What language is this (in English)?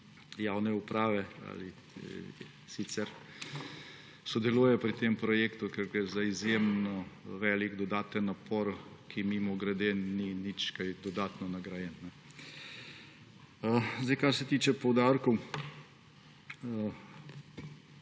Slovenian